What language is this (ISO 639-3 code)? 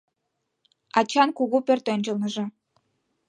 chm